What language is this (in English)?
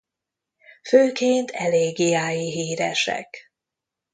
Hungarian